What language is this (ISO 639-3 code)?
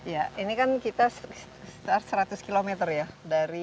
ind